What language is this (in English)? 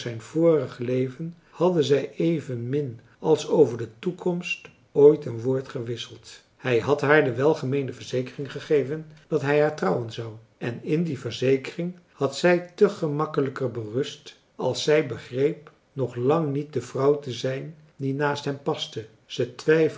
Dutch